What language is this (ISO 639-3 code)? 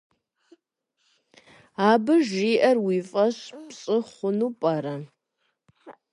kbd